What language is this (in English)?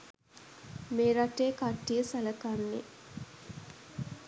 Sinhala